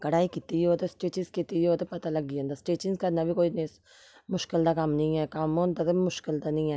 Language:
Dogri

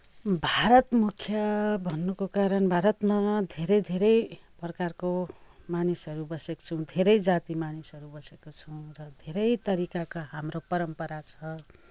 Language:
Nepali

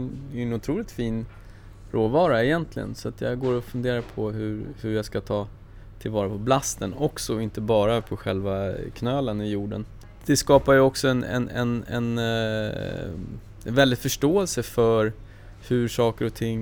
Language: Swedish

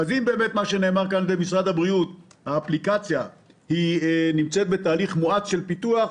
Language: Hebrew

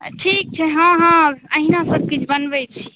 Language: Maithili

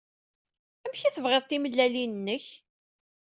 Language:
Kabyle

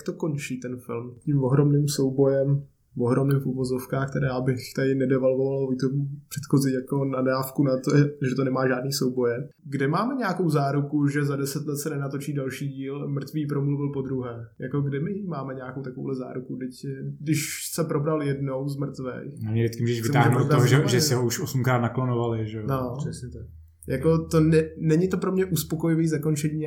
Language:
Czech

